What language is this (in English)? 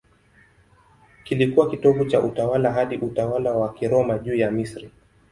Swahili